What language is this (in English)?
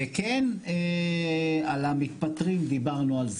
Hebrew